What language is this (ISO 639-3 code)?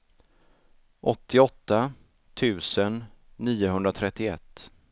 swe